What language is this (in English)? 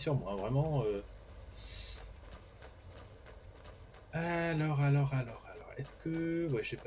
French